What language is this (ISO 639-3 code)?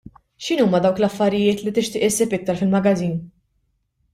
mlt